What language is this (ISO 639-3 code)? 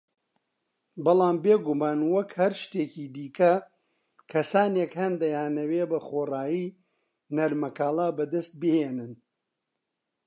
ckb